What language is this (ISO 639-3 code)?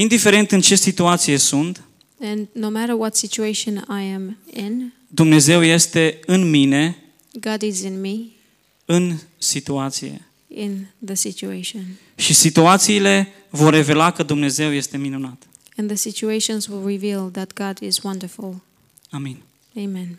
ron